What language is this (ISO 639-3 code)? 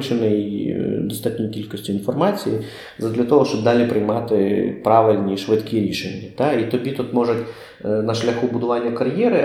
ukr